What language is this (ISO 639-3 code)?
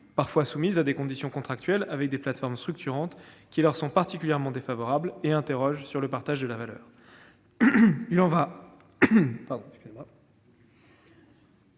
fra